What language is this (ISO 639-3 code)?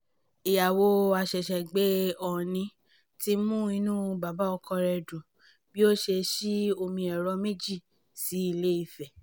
yor